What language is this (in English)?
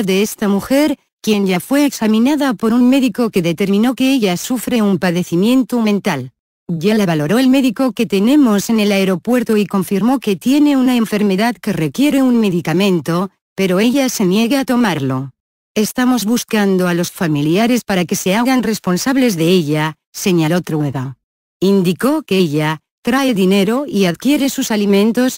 Spanish